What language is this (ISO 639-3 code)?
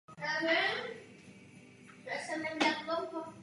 ces